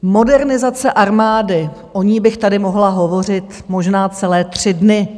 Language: Czech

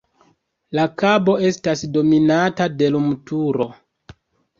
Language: Esperanto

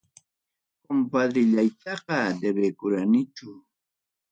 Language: Ayacucho Quechua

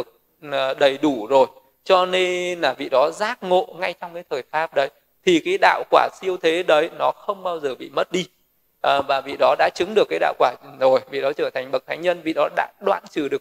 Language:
Vietnamese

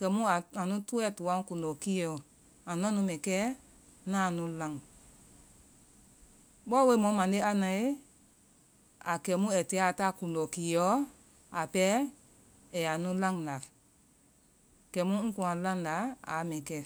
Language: Vai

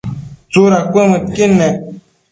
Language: Matsés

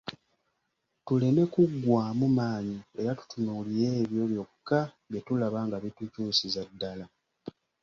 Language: Ganda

